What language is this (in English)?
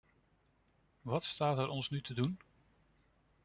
Dutch